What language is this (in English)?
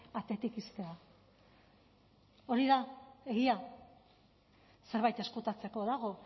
Basque